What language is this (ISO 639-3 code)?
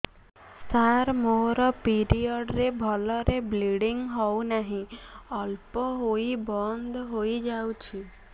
ori